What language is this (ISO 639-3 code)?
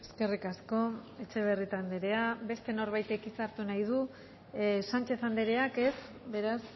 eus